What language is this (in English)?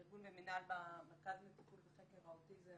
Hebrew